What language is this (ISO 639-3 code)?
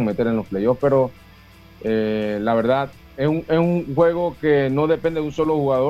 spa